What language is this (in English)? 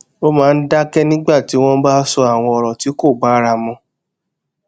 Yoruba